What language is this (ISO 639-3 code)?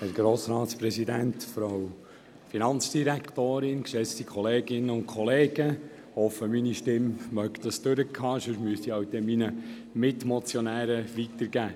gsw